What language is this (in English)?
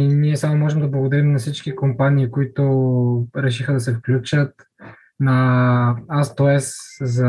Bulgarian